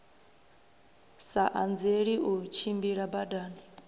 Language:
Venda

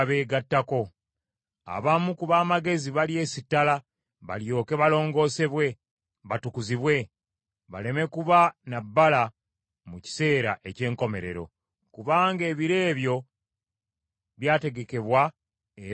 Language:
Ganda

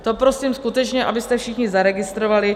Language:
Czech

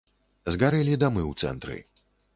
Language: Belarusian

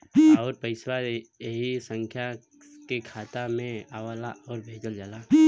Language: Bhojpuri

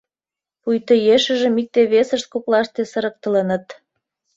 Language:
Mari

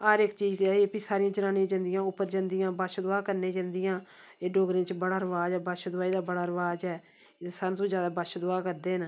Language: Dogri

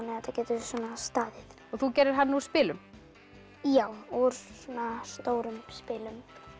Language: Icelandic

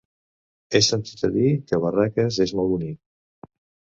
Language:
Catalan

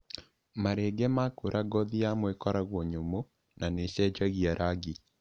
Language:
Kikuyu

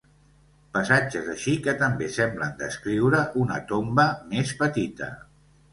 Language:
Catalan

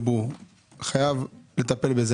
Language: Hebrew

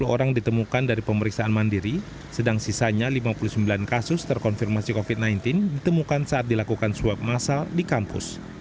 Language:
Indonesian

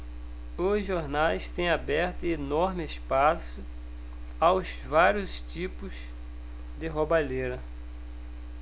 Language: Portuguese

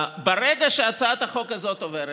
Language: Hebrew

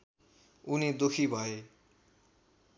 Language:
Nepali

